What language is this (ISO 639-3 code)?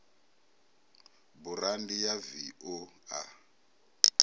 ven